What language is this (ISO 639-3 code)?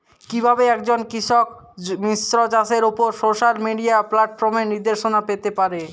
ben